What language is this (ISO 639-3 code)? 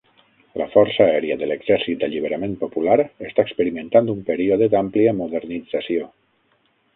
cat